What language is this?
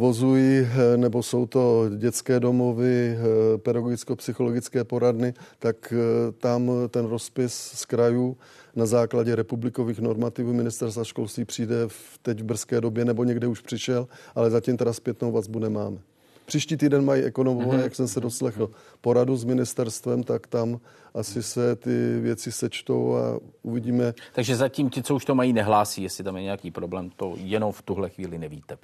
Czech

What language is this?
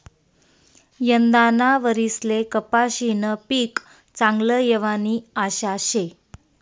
Marathi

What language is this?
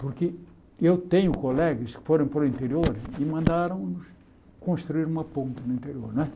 Portuguese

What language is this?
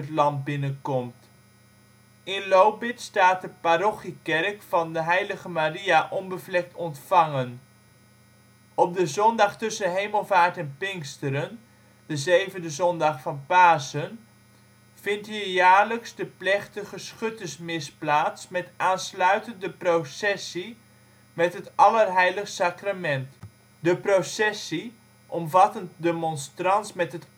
Dutch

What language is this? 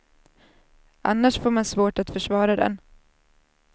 Swedish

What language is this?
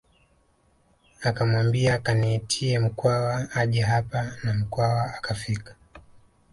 Swahili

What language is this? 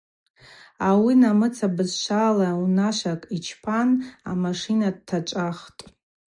Abaza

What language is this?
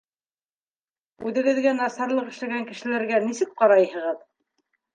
Bashkir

